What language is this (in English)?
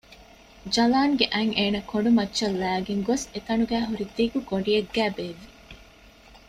Divehi